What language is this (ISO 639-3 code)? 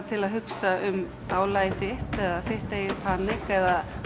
isl